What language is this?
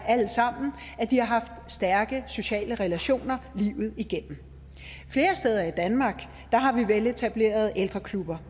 Danish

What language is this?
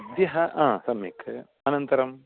Sanskrit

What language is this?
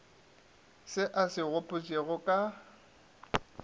Northern Sotho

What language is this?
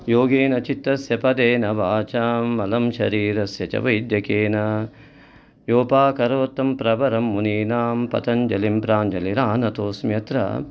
Sanskrit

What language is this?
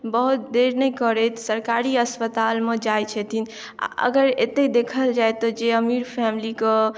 Maithili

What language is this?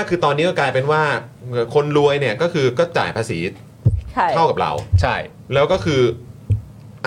Thai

